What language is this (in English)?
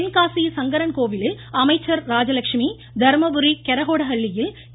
Tamil